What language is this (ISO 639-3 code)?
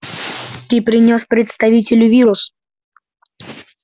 rus